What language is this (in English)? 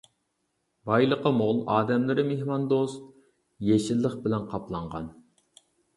Uyghur